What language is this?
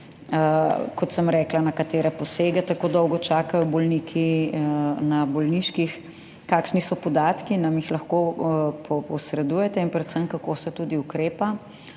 Slovenian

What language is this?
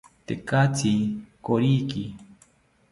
South Ucayali Ashéninka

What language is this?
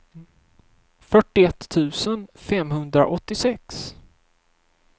Swedish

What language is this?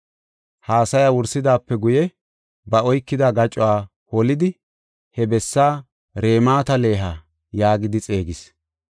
Gofa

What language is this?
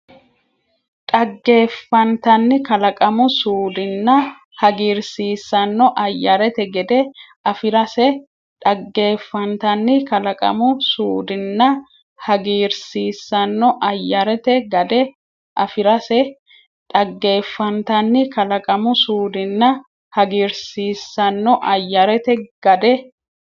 Sidamo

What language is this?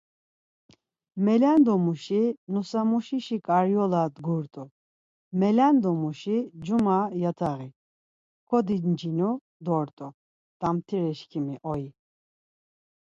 Laz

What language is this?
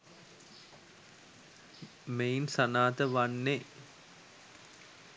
Sinhala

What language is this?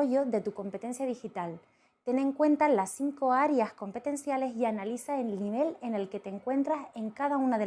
Spanish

